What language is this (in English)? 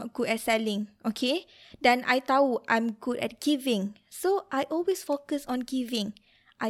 Malay